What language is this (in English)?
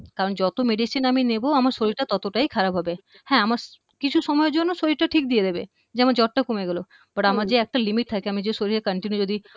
Bangla